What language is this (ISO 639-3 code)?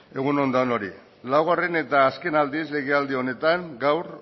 eus